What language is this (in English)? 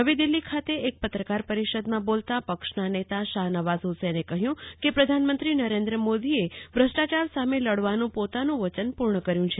Gujarati